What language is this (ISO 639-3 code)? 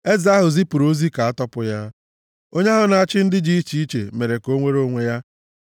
ibo